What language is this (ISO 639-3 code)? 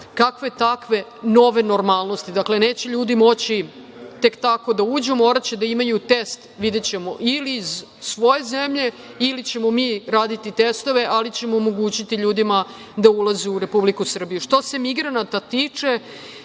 srp